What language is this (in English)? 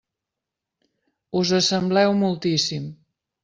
Catalan